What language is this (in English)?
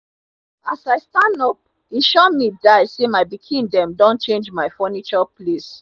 Nigerian Pidgin